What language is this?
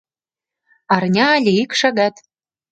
Mari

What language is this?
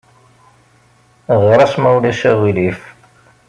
Kabyle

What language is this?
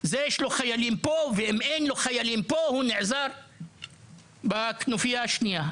Hebrew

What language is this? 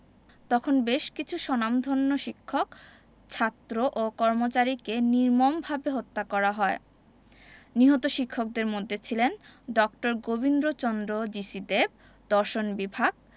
Bangla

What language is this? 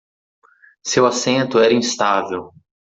Portuguese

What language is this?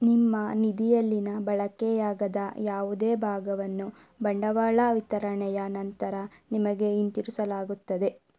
Kannada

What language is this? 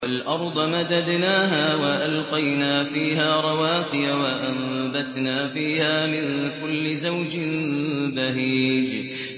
Arabic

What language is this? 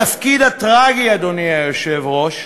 Hebrew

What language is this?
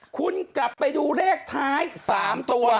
Thai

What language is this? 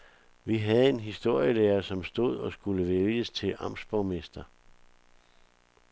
Danish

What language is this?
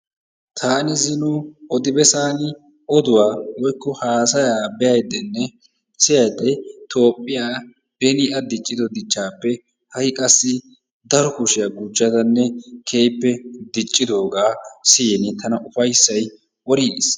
Wolaytta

